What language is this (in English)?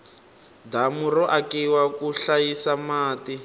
Tsonga